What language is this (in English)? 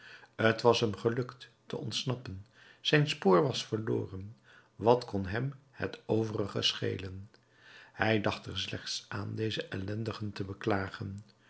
Dutch